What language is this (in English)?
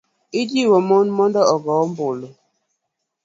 Luo (Kenya and Tanzania)